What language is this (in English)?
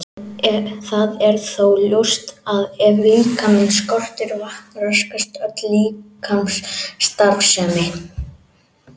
Icelandic